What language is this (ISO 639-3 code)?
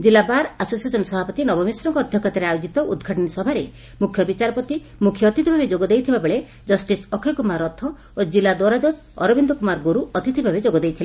ori